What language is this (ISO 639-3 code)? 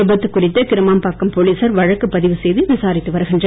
tam